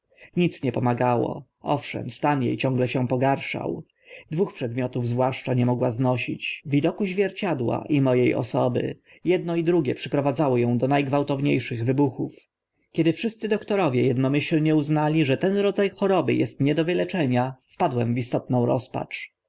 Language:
Polish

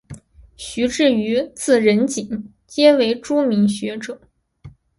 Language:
Chinese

